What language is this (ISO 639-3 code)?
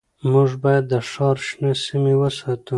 pus